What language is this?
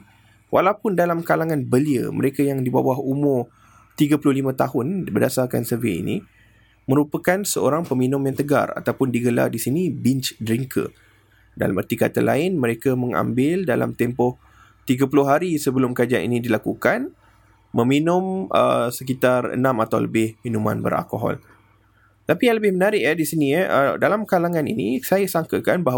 Malay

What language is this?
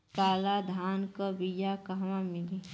Bhojpuri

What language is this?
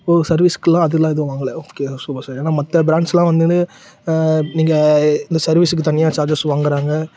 Tamil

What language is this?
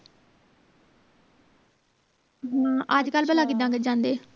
Punjabi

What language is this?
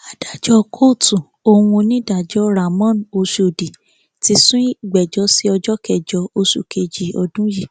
Yoruba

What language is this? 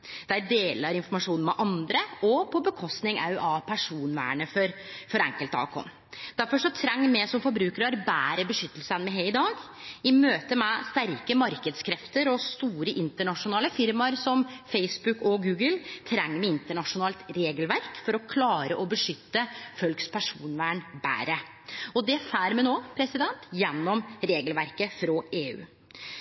Norwegian Nynorsk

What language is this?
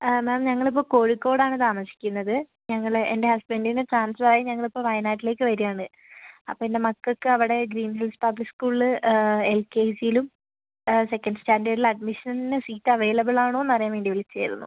Malayalam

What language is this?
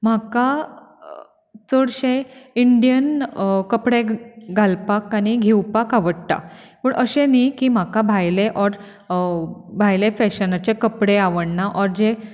Konkani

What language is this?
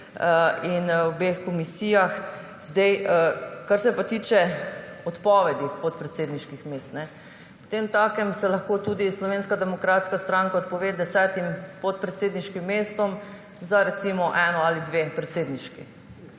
Slovenian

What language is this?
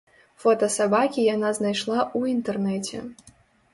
Belarusian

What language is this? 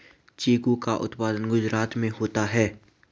Hindi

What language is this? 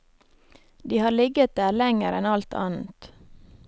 Norwegian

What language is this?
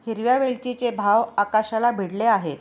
Marathi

